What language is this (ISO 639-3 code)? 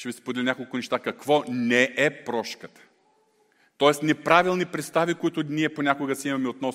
bul